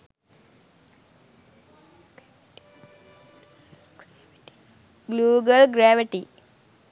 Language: Sinhala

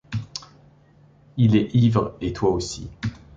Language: French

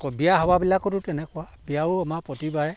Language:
Assamese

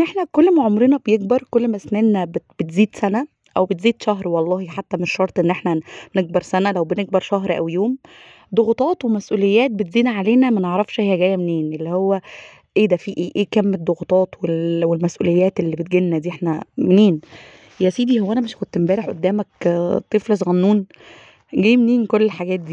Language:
Arabic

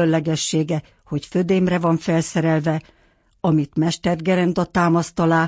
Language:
Hungarian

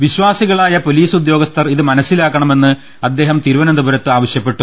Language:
Malayalam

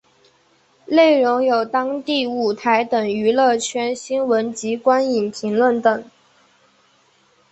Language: Chinese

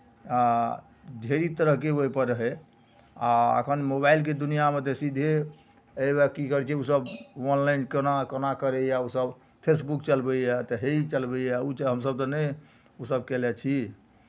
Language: Maithili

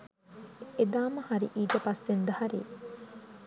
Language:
Sinhala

